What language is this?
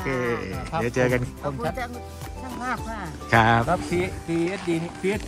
Thai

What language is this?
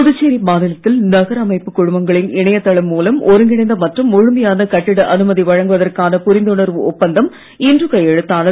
Tamil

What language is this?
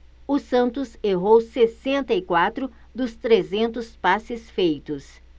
Portuguese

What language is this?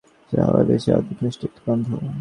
Bangla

